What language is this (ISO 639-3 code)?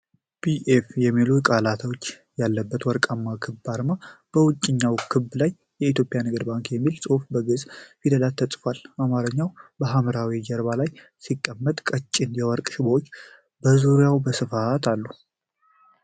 amh